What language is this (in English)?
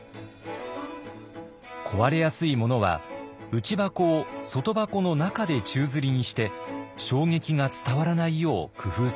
Japanese